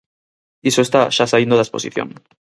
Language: Galician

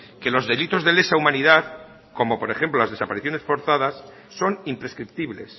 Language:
Spanish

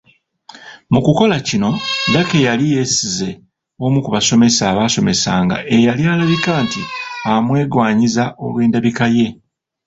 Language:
Ganda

